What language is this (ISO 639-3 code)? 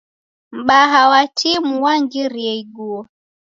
dav